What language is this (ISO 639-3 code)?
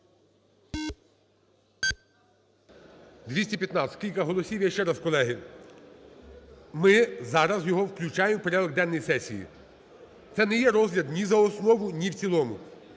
ukr